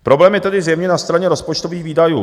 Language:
Czech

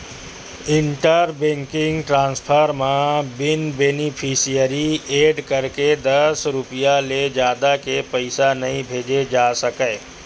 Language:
Chhattisgarhi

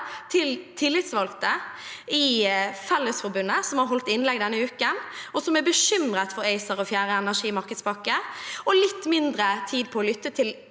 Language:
Norwegian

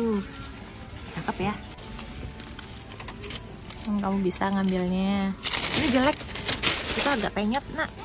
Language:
Indonesian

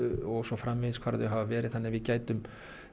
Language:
Icelandic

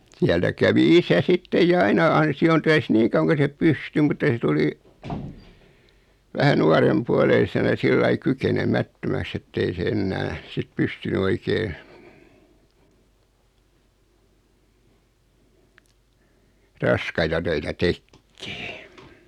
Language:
Finnish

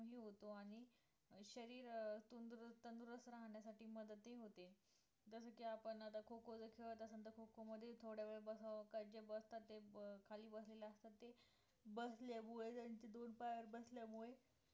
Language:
Marathi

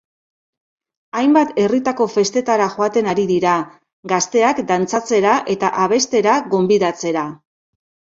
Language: Basque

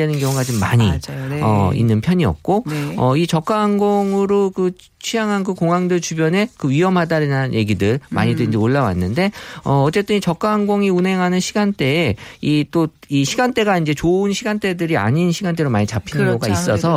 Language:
Korean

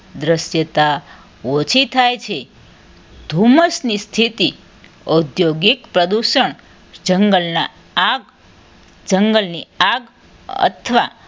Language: Gujarati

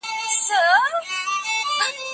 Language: Pashto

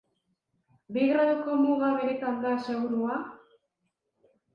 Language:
Basque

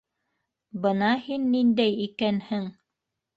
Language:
Bashkir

